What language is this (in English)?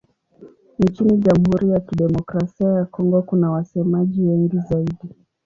Swahili